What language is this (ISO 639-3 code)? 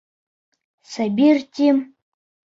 bak